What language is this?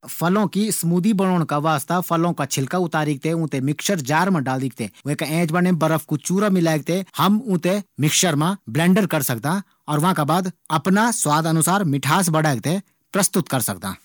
Garhwali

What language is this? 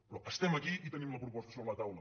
Catalan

